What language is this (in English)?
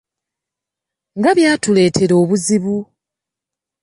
Ganda